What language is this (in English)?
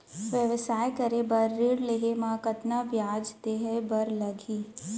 Chhattisgarhi